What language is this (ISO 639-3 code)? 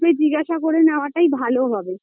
ben